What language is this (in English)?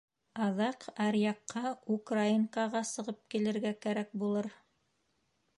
Bashkir